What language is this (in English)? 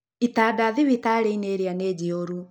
Kikuyu